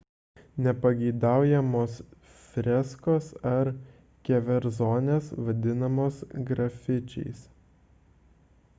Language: Lithuanian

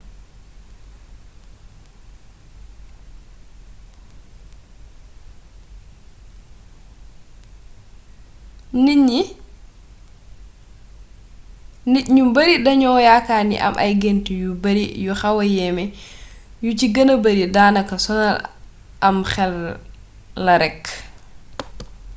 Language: Wolof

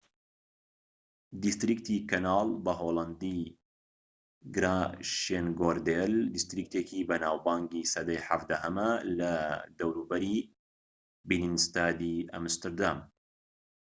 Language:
Central Kurdish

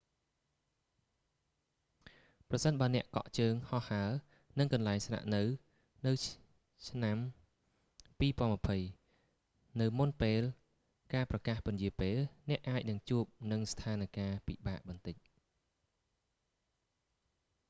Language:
Khmer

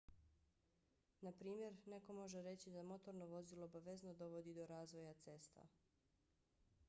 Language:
Bosnian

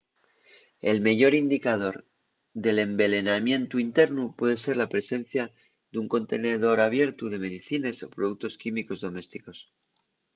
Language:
Asturian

